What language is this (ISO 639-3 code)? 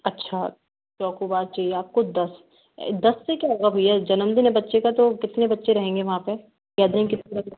hin